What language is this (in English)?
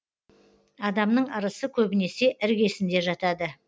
Kazakh